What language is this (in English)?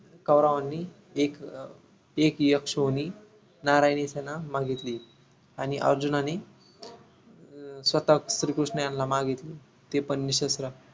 Marathi